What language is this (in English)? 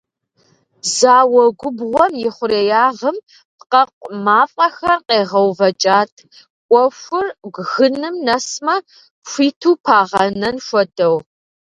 Kabardian